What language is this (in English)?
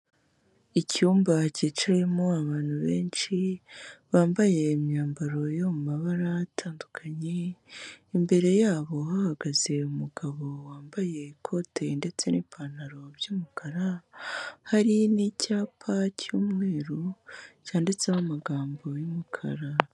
Kinyarwanda